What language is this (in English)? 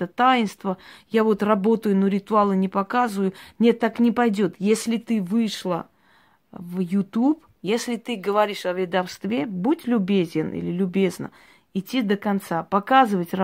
Russian